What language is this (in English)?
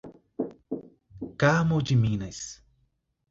Portuguese